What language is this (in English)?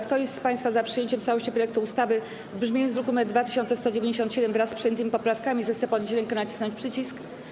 Polish